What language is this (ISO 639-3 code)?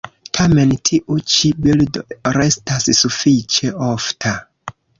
epo